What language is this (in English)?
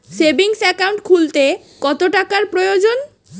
Bangla